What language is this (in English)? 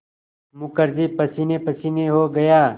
Hindi